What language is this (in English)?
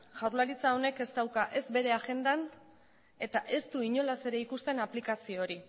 Basque